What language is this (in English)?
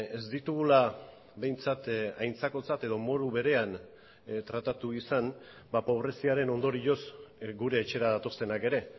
Basque